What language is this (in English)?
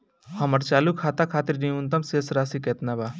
Bhojpuri